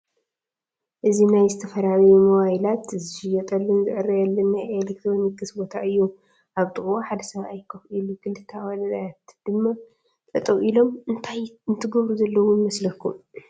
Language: Tigrinya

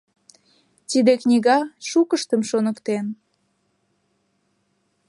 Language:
Mari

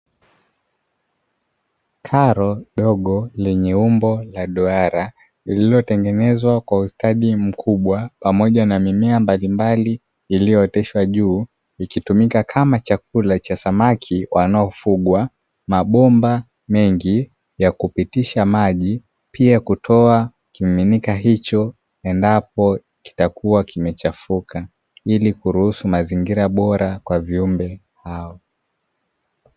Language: Swahili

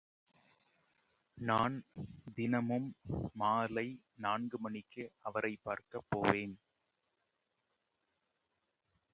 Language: Tamil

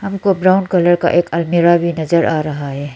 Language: Hindi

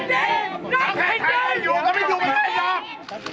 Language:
Thai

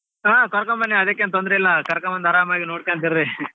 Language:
Kannada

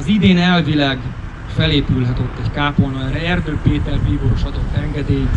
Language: Hungarian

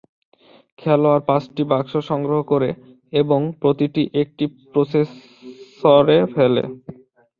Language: Bangla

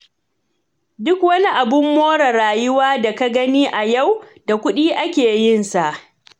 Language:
Hausa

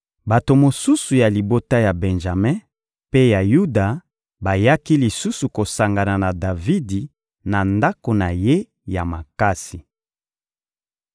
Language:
Lingala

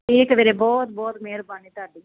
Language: Punjabi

